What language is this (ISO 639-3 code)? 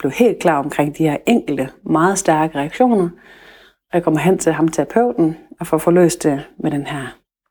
dan